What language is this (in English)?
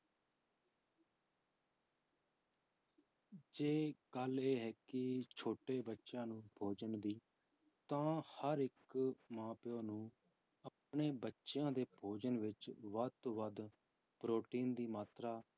Punjabi